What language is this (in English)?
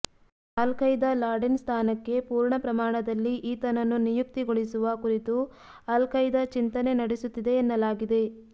Kannada